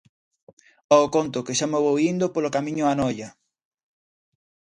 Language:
Galician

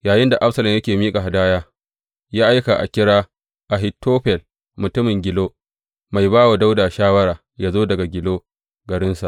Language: Hausa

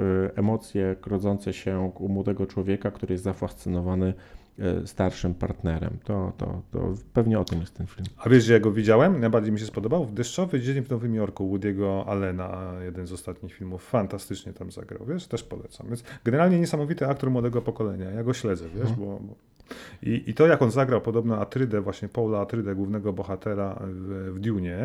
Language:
Polish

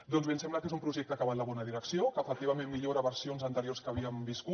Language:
Catalan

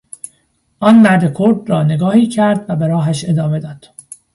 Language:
Persian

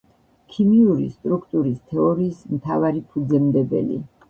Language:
Georgian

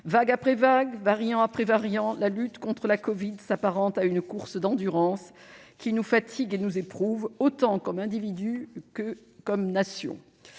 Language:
French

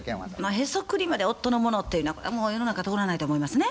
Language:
Japanese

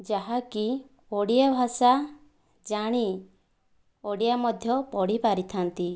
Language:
Odia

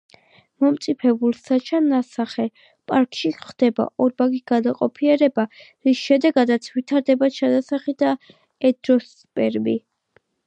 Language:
Georgian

